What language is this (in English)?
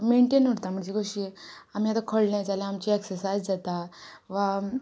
Konkani